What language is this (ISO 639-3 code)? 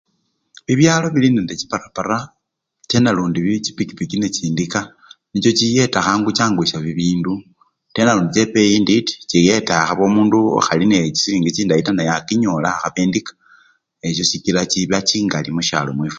luy